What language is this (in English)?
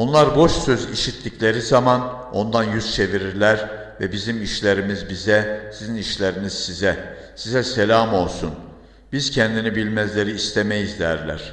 Turkish